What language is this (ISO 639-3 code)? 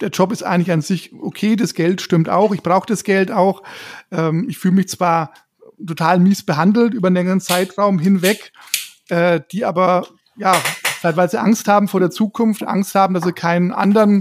deu